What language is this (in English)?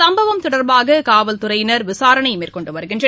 Tamil